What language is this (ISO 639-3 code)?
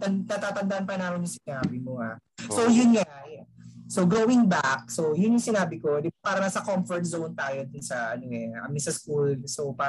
fil